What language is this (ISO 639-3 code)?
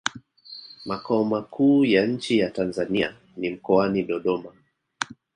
swa